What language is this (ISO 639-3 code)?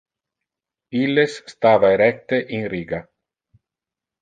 ina